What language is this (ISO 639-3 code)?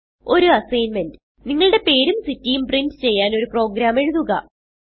mal